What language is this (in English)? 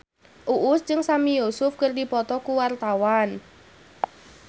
Sundanese